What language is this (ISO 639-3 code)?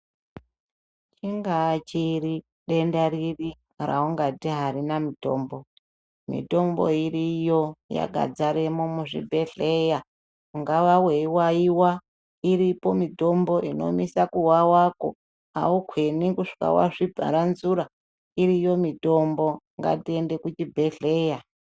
ndc